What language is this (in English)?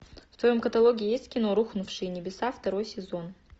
Russian